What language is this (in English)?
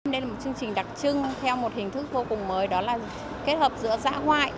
Vietnamese